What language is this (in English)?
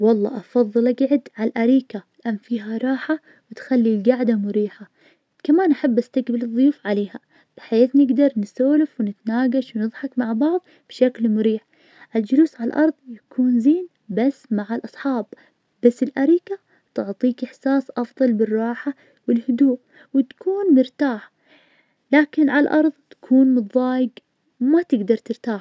Najdi Arabic